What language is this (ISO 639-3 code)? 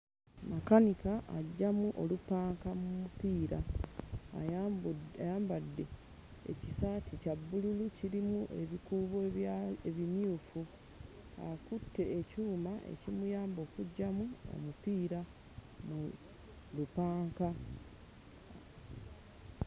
lug